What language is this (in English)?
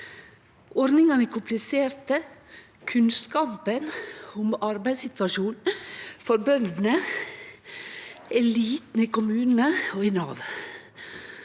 Norwegian